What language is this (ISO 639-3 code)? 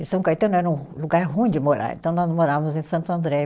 por